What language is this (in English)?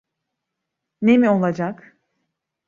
Turkish